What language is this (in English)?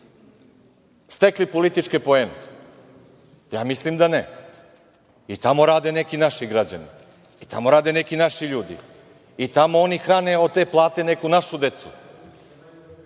Serbian